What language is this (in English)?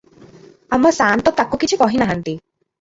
Odia